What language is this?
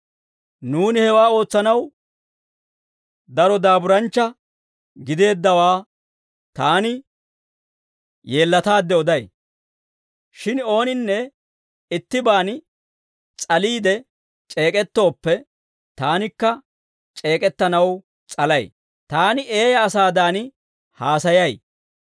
Dawro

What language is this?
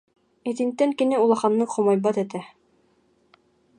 Yakut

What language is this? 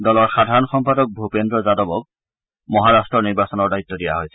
Assamese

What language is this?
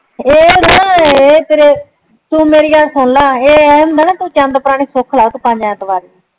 Punjabi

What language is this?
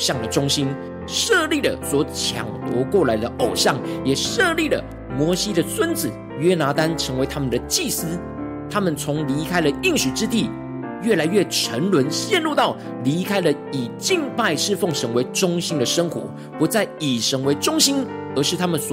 Chinese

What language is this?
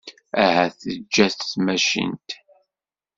Kabyle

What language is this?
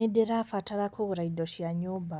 Kikuyu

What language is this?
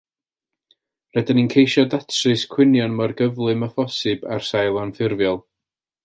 Welsh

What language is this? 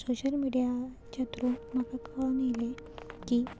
Konkani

